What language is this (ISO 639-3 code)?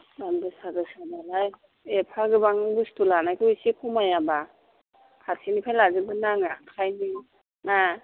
brx